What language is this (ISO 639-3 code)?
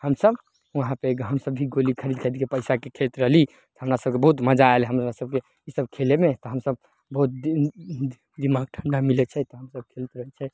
mai